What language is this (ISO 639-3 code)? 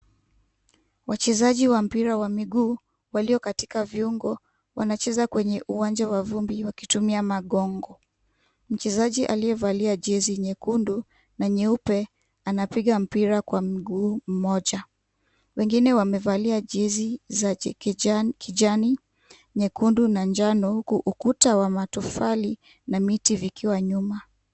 swa